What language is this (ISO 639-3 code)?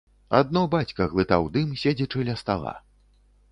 bel